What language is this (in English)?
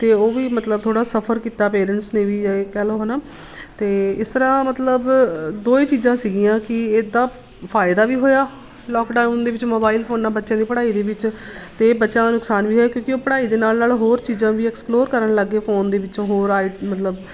Punjabi